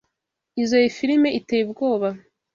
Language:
Kinyarwanda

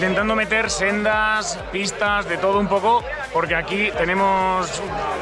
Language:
Spanish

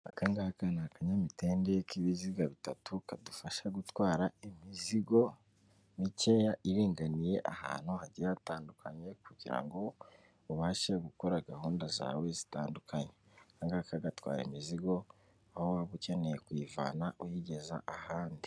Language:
Kinyarwanda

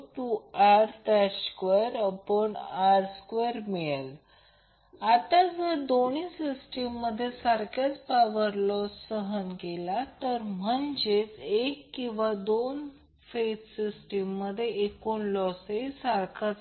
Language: Marathi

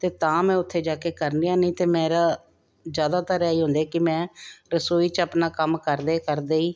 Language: Punjabi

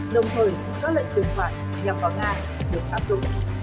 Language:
Vietnamese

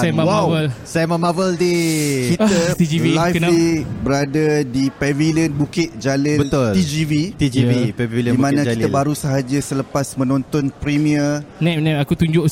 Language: Malay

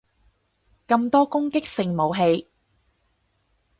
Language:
Cantonese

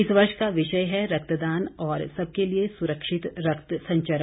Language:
Hindi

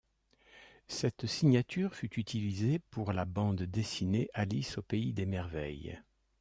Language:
French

